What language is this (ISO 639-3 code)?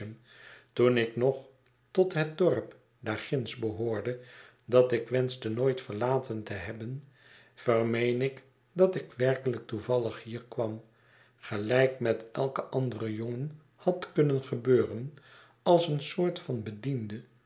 nld